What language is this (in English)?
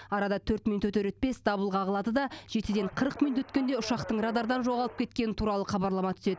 Kazakh